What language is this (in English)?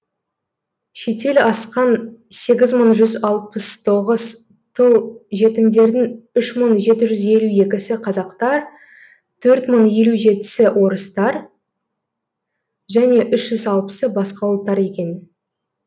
Kazakh